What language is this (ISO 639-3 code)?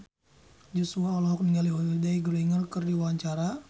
sun